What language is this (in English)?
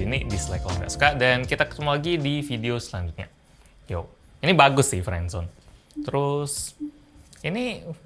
Indonesian